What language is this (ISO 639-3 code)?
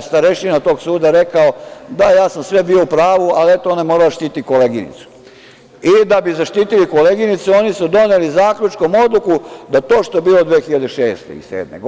srp